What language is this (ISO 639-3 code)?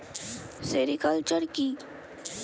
ben